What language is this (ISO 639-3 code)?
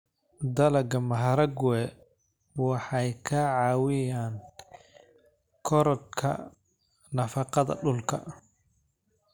som